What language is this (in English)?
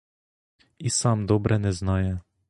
Ukrainian